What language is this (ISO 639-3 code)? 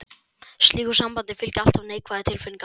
isl